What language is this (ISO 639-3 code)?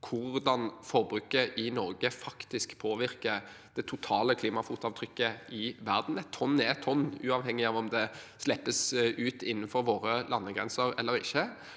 nor